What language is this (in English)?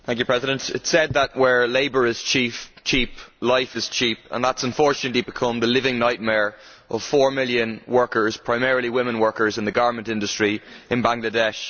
English